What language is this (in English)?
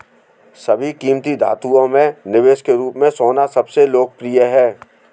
Hindi